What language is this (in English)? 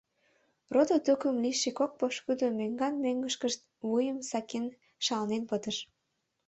Mari